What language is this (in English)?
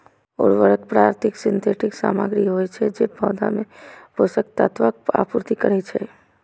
Maithili